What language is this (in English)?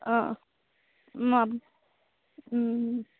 Assamese